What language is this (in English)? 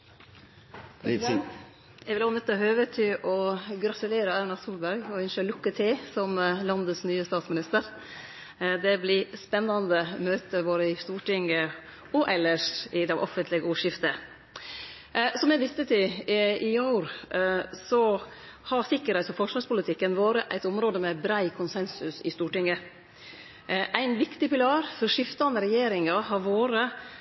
Norwegian